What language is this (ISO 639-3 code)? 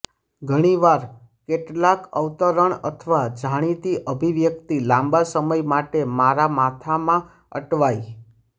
guj